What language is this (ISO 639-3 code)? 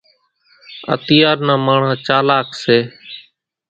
gjk